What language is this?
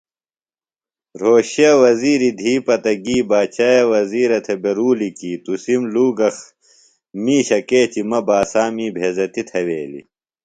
Phalura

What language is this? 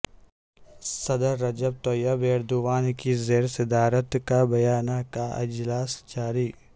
Urdu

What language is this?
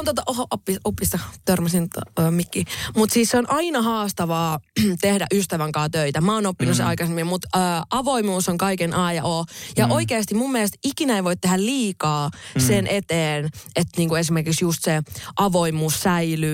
Finnish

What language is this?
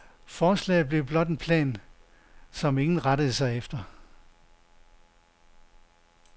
Danish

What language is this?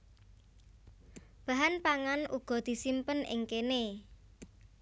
Javanese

